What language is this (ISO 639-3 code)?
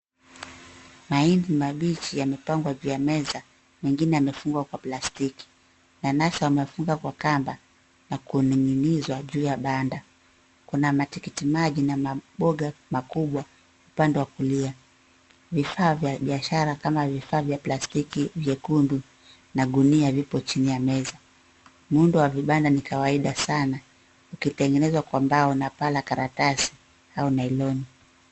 swa